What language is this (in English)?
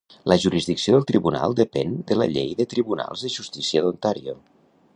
Catalan